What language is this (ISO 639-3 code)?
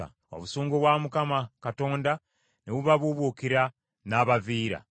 lug